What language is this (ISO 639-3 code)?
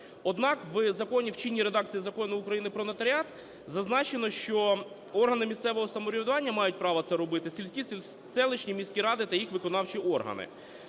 ukr